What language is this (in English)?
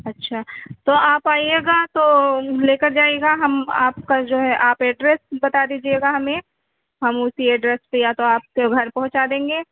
Urdu